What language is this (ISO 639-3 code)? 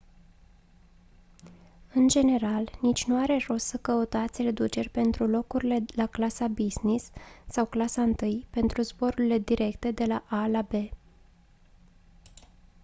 ron